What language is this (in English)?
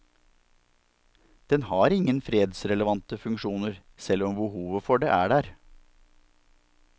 Norwegian